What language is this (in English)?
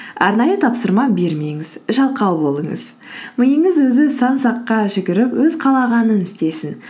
Kazakh